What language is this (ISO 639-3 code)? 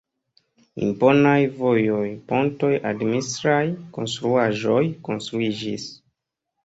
epo